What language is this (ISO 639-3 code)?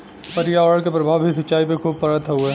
bho